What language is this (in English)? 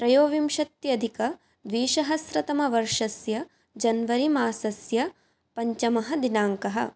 Sanskrit